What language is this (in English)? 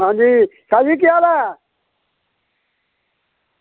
Dogri